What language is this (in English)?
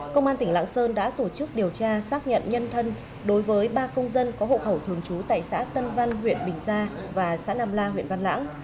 Vietnamese